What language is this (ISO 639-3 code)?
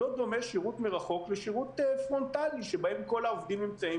heb